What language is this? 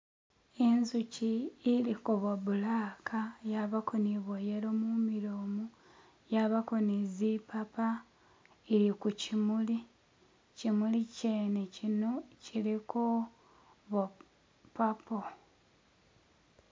Masaaba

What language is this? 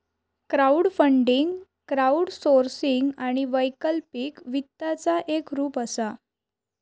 Marathi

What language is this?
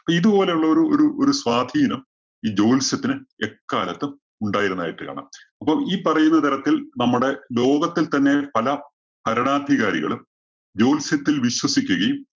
Malayalam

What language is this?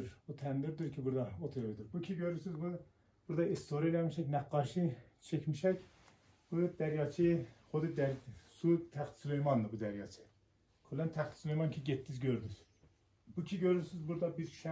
Turkish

